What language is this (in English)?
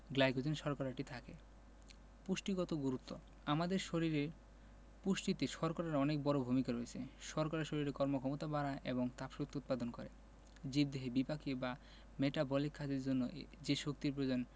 Bangla